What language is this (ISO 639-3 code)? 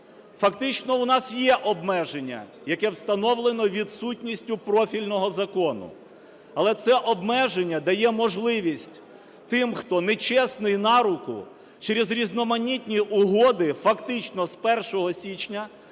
ukr